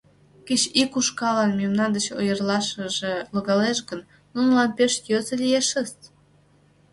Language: Mari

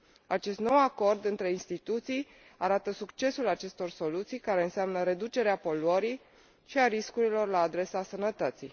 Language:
Romanian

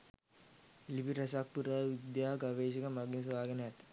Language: Sinhala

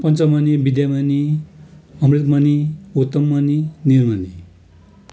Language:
Nepali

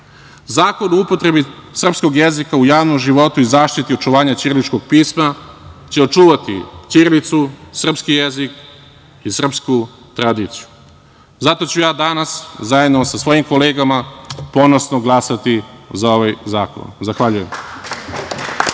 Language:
Serbian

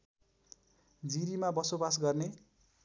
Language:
Nepali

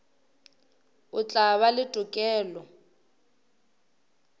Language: Northern Sotho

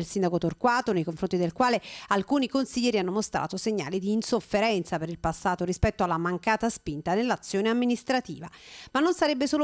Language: Italian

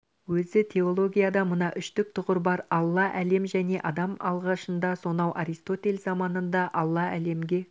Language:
Kazakh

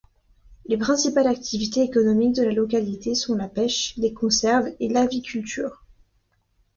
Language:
French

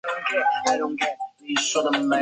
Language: Chinese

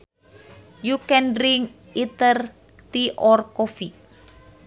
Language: Sundanese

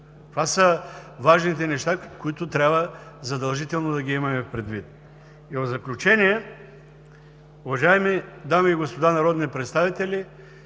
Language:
Bulgarian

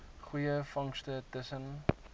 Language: Afrikaans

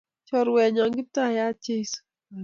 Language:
Kalenjin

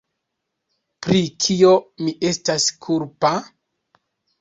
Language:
Esperanto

